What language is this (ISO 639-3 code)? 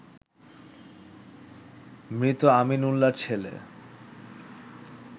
ben